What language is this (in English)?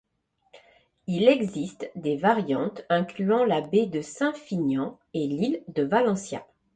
French